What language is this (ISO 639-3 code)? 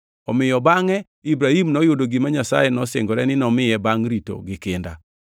luo